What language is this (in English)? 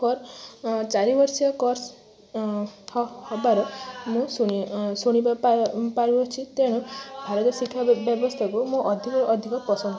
Odia